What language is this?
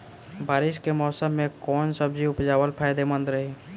Bhojpuri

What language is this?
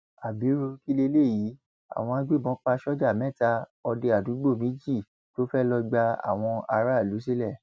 Yoruba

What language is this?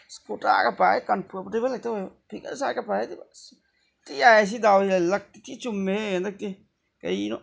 Manipuri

